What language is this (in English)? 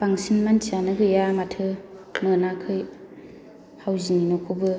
Bodo